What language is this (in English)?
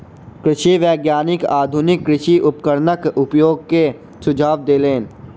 Maithili